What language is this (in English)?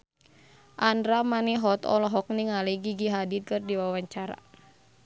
Sundanese